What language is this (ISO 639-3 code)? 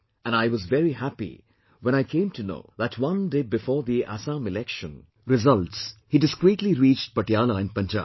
eng